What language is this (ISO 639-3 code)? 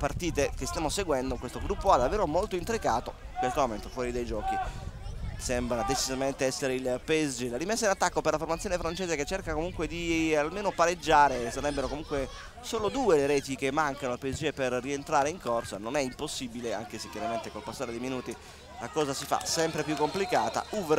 ita